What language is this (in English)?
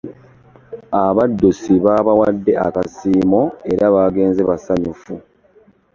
Ganda